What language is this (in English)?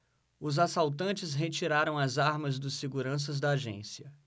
Portuguese